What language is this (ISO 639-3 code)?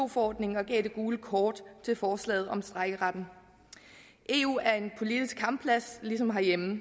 dan